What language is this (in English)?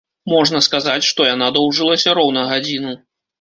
Belarusian